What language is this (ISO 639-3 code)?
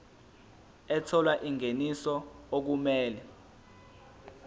zul